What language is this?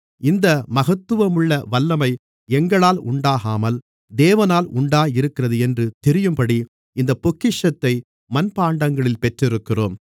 Tamil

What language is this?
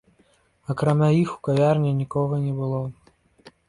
Belarusian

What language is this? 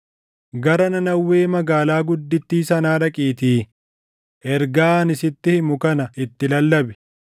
Oromo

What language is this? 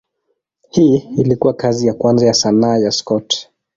Swahili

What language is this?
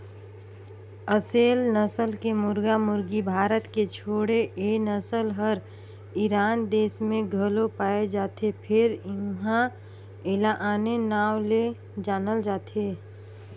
Chhattisgarhi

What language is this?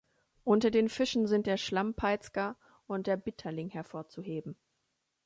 German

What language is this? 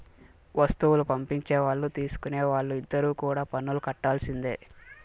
Telugu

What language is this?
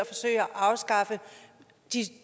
Danish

